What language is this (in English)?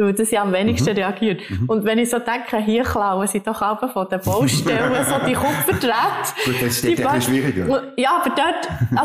German